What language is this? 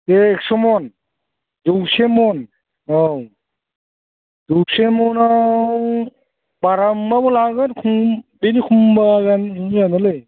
Bodo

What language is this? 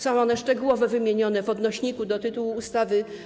Polish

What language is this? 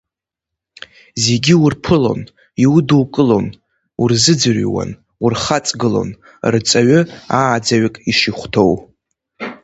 Abkhazian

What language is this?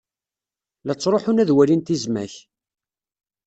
Kabyle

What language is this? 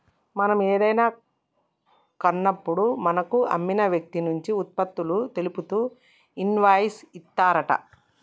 Telugu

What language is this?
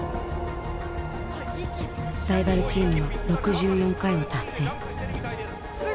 Japanese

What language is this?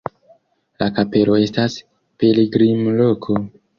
Esperanto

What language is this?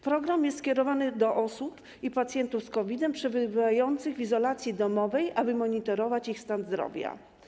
Polish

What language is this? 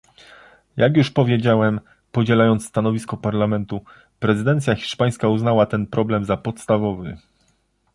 Polish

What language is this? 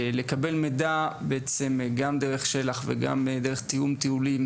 Hebrew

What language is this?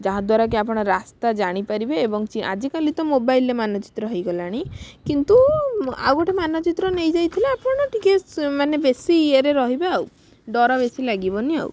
Odia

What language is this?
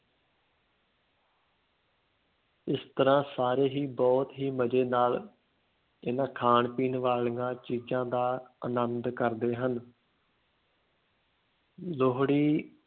Punjabi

